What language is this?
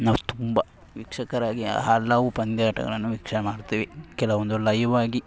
Kannada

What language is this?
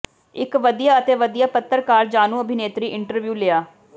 Punjabi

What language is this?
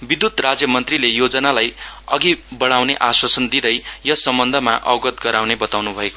Nepali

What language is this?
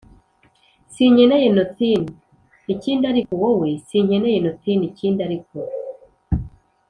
Kinyarwanda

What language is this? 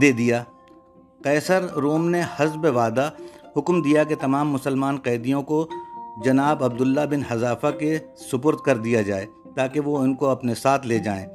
Urdu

